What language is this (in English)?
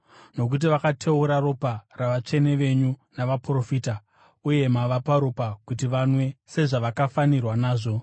Shona